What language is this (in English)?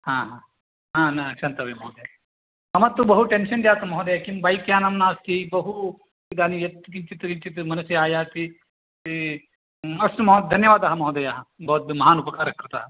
Sanskrit